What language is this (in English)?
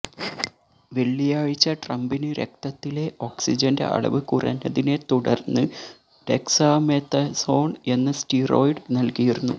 Malayalam